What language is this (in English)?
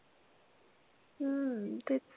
Marathi